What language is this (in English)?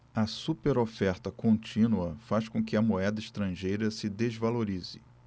Portuguese